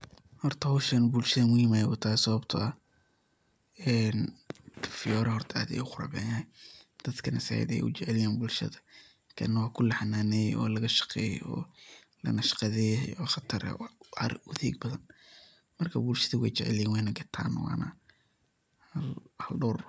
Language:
Somali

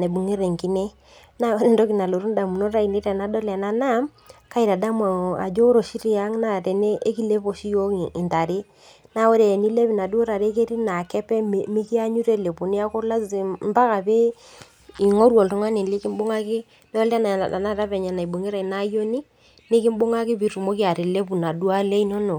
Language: Masai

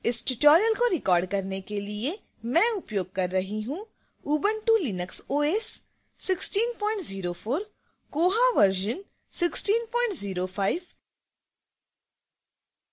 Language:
Hindi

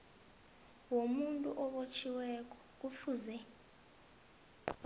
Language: South Ndebele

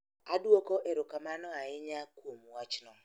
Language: Luo (Kenya and Tanzania)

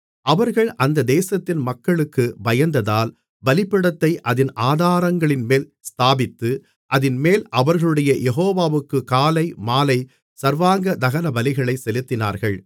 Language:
Tamil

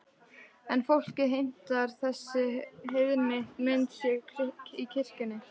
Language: Icelandic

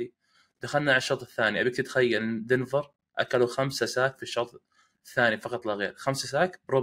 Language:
Arabic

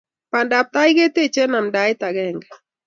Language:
Kalenjin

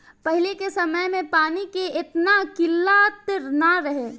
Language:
Bhojpuri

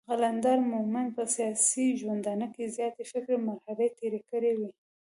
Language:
Pashto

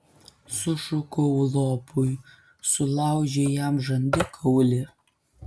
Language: Lithuanian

